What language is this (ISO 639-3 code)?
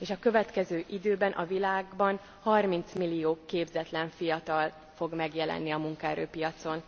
hun